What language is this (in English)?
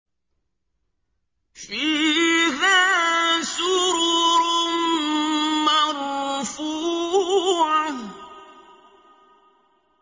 Arabic